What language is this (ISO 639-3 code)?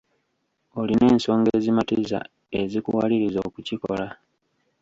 lug